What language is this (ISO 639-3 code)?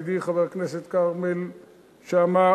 heb